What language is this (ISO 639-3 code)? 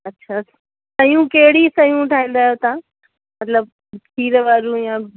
snd